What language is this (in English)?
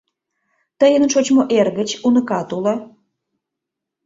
Mari